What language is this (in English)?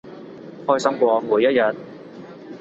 Cantonese